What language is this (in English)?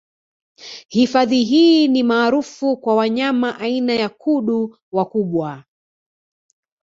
Swahili